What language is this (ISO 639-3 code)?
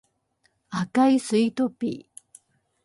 jpn